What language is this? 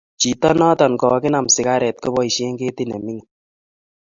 Kalenjin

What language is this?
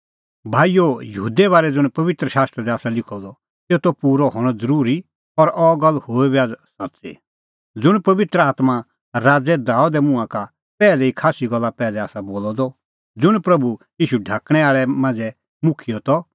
Kullu Pahari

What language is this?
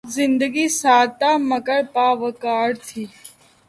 Urdu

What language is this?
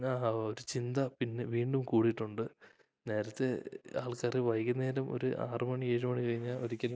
Malayalam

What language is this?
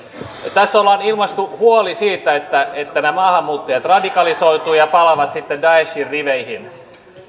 Finnish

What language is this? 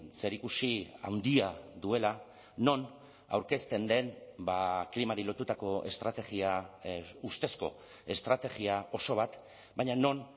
Basque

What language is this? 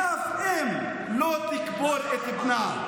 Hebrew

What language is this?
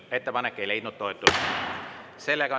Estonian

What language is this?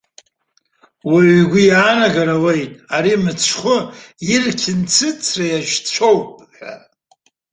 Abkhazian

